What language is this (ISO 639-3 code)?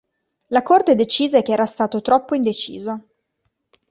ita